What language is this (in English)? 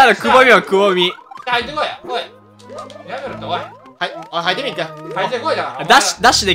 Japanese